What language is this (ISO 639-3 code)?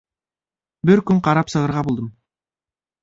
bak